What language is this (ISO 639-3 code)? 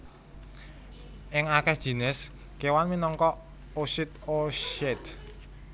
jav